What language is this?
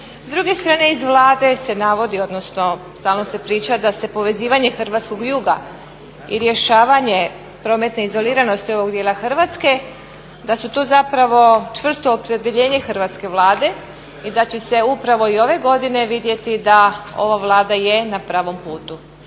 Croatian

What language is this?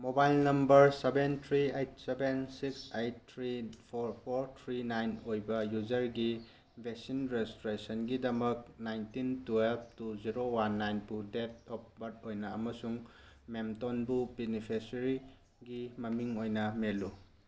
Manipuri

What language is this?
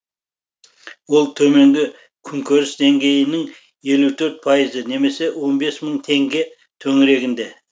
Kazakh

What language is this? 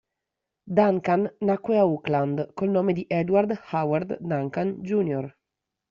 Italian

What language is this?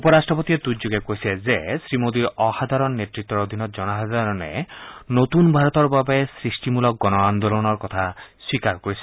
Assamese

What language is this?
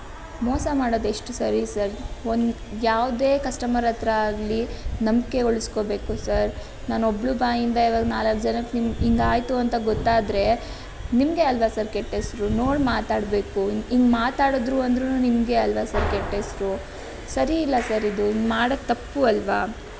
Kannada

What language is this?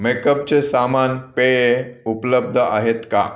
Marathi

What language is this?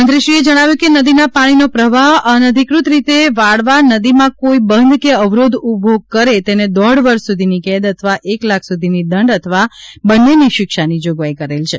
Gujarati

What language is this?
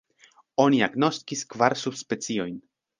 Esperanto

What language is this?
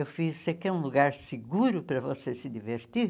Portuguese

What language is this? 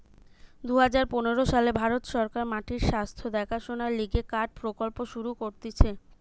Bangla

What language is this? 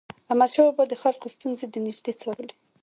Pashto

